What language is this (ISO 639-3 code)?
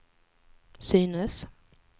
swe